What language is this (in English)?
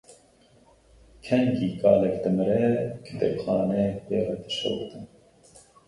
Kurdish